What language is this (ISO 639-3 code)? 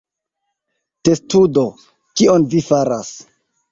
epo